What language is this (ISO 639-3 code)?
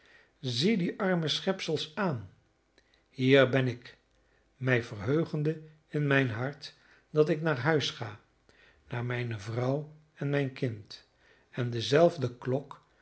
nld